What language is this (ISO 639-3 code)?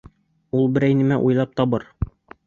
bak